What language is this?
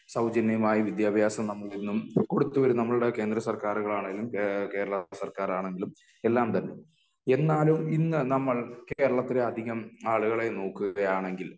Malayalam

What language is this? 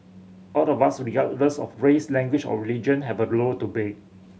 English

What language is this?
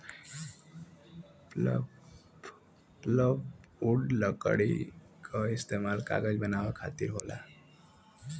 Bhojpuri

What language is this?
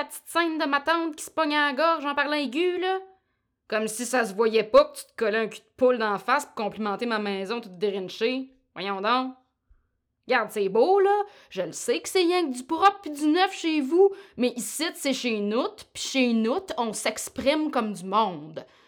French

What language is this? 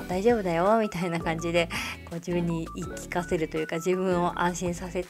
Japanese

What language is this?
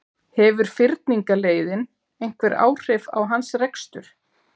Icelandic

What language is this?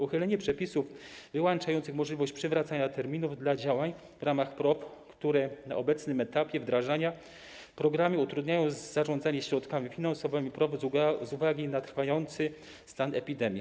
Polish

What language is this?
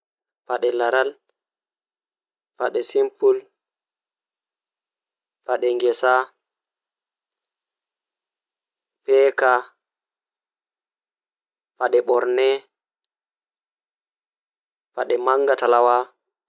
Fula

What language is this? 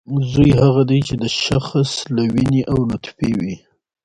Pashto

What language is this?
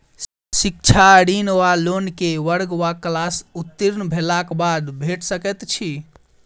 Maithili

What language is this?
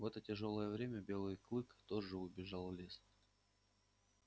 Russian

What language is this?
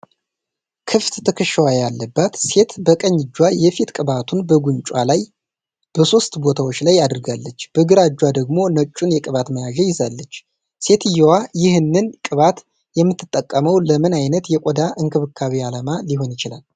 Amharic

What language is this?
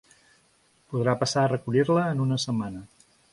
Catalan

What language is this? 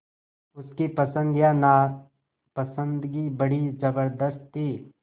Hindi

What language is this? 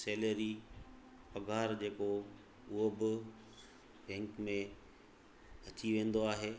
Sindhi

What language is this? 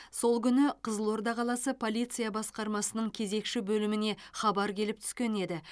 Kazakh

